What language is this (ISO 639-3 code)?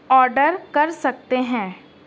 urd